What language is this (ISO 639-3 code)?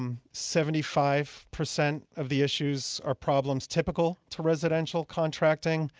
eng